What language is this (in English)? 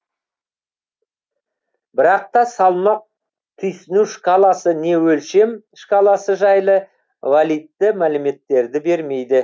Kazakh